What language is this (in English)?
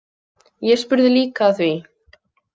Icelandic